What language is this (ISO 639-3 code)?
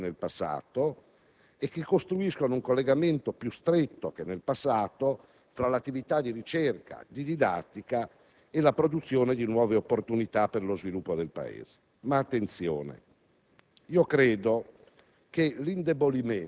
ita